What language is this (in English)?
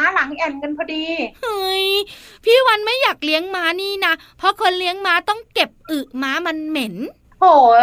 Thai